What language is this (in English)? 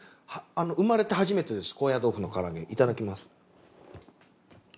Japanese